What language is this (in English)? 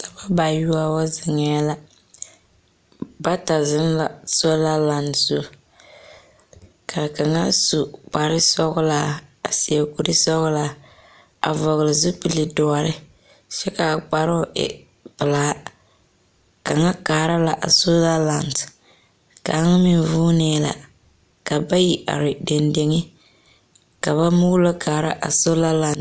Southern Dagaare